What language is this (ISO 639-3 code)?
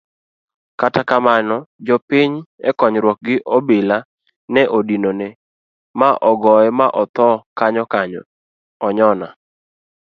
luo